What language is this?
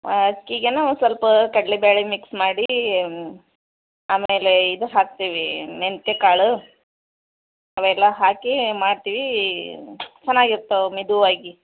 Kannada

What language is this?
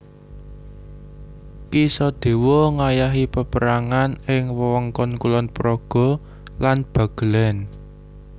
Javanese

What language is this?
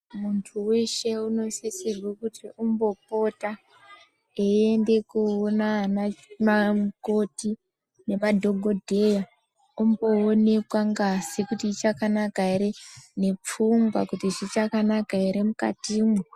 Ndau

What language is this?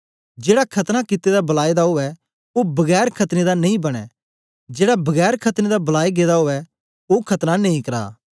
Dogri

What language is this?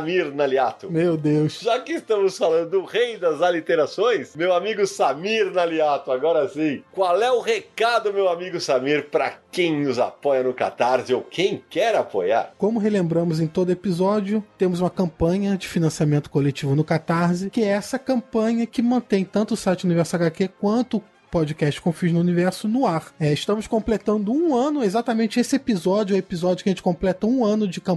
Portuguese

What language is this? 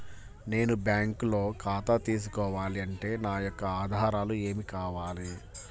Telugu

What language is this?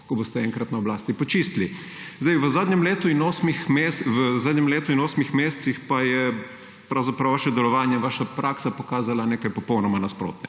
Slovenian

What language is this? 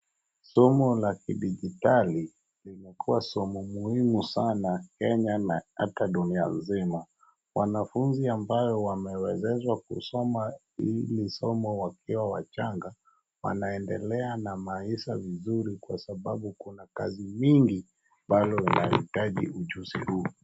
Swahili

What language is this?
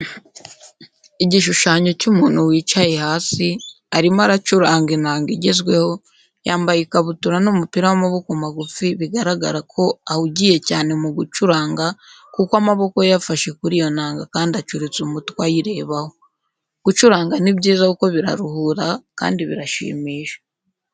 Kinyarwanda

